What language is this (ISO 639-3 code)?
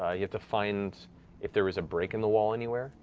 eng